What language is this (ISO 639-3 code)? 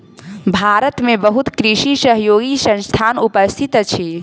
mai